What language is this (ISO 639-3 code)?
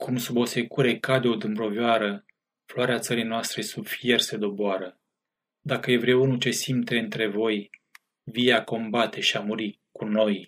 ron